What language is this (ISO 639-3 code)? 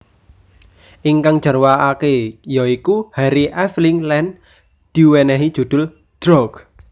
jav